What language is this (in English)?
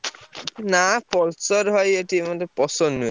Odia